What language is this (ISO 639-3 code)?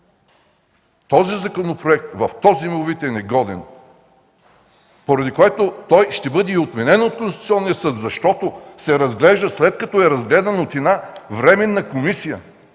bul